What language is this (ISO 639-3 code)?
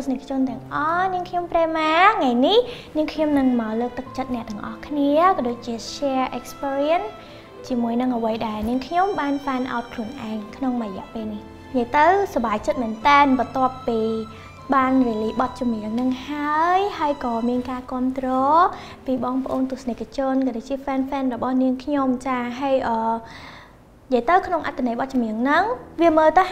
vie